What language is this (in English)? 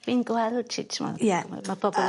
Welsh